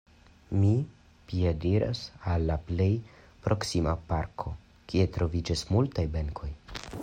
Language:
Esperanto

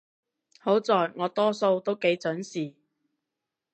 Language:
Cantonese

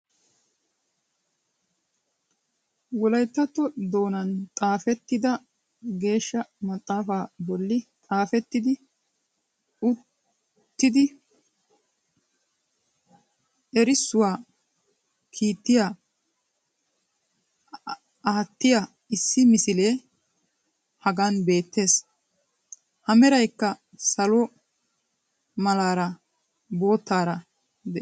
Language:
Wolaytta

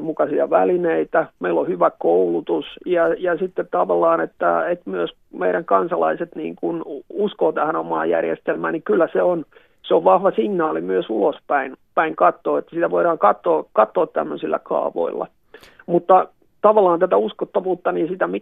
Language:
Finnish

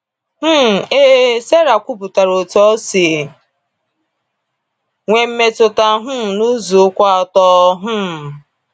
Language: Igbo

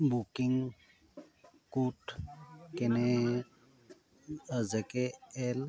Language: Assamese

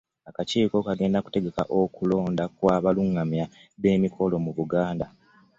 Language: Ganda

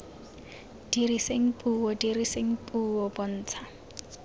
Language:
Tswana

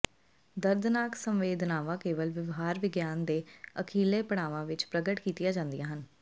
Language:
Punjabi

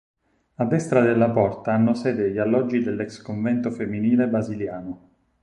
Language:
Italian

